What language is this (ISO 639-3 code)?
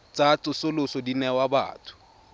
tsn